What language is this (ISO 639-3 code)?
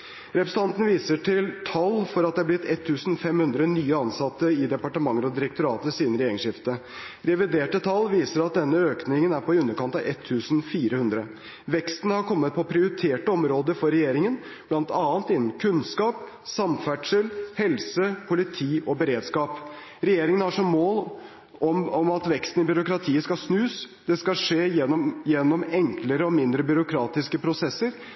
nob